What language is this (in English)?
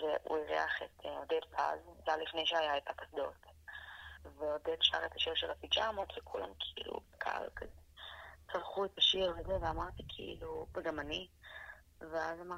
Hebrew